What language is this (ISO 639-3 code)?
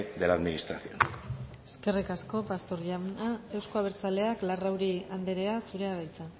eus